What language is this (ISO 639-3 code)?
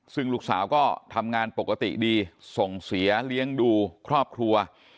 tha